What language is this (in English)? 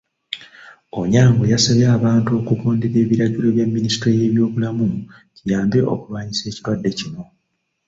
Ganda